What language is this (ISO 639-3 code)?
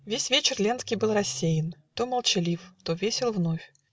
rus